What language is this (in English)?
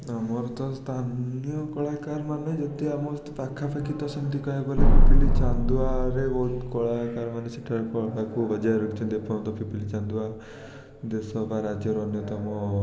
Odia